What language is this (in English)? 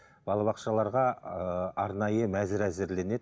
Kazakh